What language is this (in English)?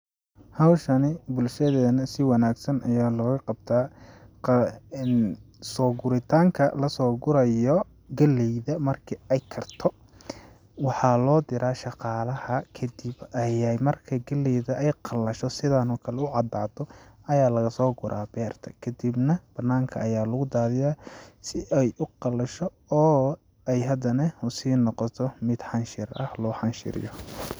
Somali